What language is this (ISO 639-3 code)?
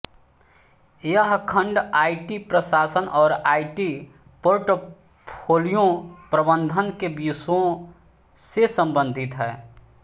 hin